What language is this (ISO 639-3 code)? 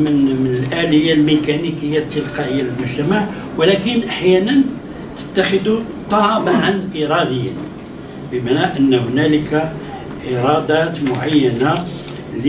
ara